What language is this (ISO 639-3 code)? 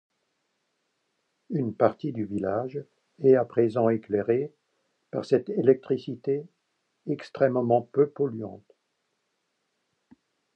fra